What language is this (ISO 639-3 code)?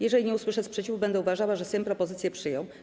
pol